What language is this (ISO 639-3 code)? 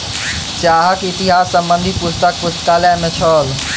mai